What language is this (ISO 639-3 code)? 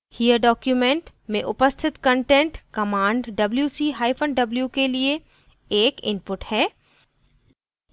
hin